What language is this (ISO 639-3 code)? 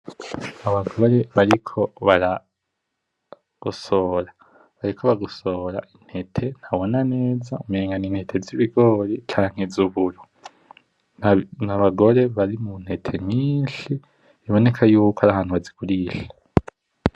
run